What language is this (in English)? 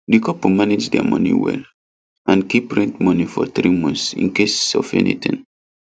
Nigerian Pidgin